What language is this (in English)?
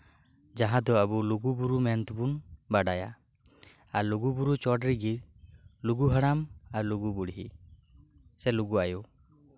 Santali